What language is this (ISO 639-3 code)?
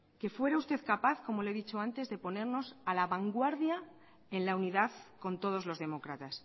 spa